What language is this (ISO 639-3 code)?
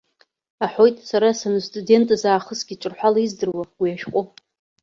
abk